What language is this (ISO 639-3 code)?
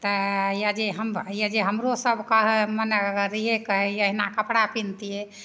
mai